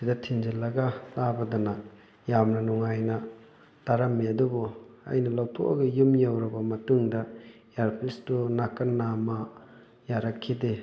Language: Manipuri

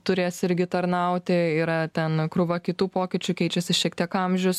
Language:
Lithuanian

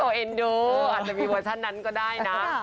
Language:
Thai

